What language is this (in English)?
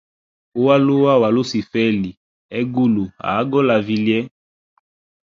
Hemba